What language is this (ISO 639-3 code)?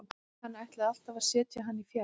isl